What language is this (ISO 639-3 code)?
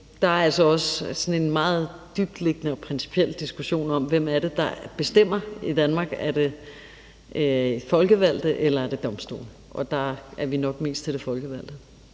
dan